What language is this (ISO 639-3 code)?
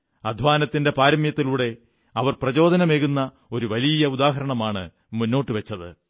mal